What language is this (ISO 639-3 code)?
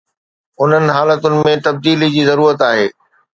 snd